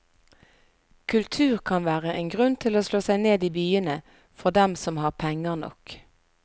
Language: Norwegian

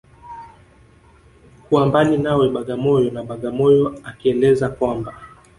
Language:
Swahili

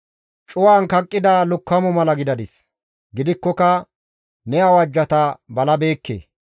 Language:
Gamo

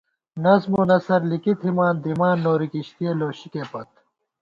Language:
Gawar-Bati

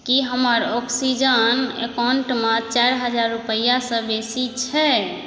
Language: Maithili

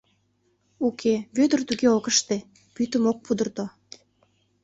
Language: Mari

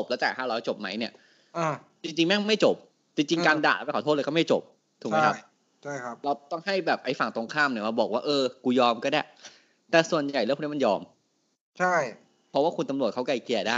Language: Thai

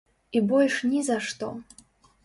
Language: Belarusian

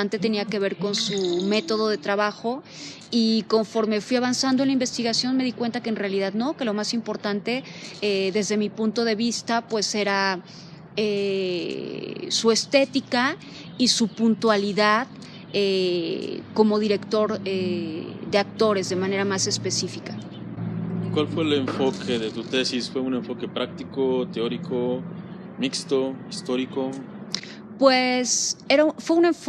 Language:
Spanish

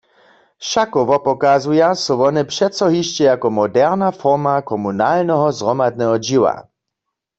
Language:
Upper Sorbian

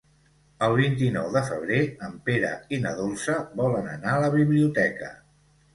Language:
Catalan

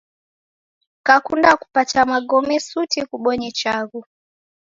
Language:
Taita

